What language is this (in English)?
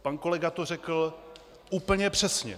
Czech